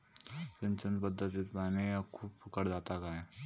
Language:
Marathi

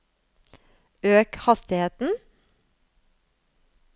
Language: Norwegian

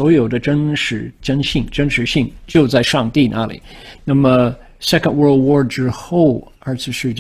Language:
Chinese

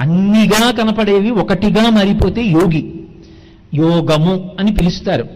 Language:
Telugu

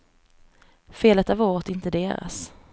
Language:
Swedish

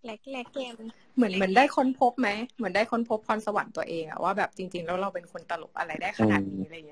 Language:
Thai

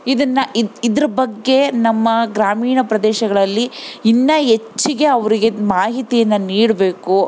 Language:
Kannada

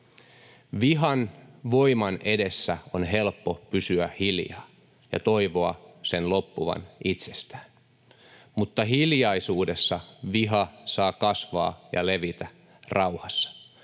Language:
Finnish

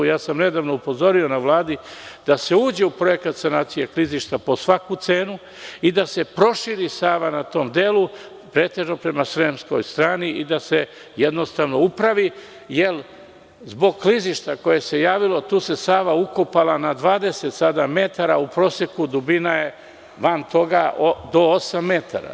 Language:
Serbian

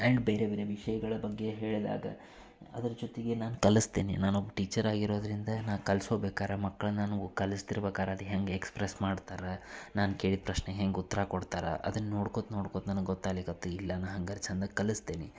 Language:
Kannada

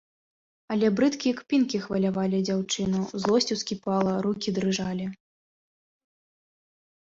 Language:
Belarusian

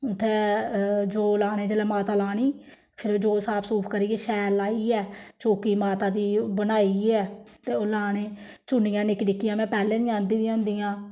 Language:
Dogri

